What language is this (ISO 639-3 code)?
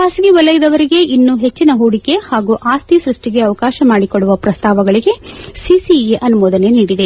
kan